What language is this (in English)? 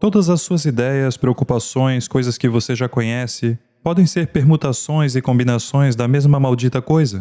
Portuguese